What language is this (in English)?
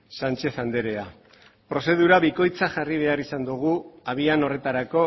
Basque